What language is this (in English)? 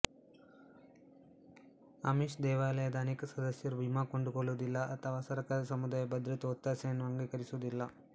Kannada